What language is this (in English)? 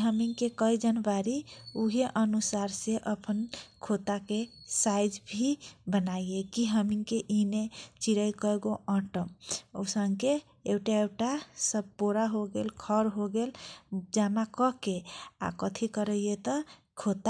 Kochila Tharu